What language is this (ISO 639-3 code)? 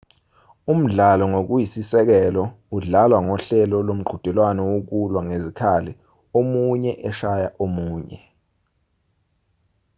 zul